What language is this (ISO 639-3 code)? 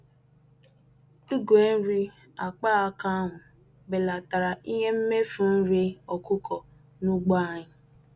ibo